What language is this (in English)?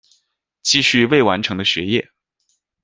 Chinese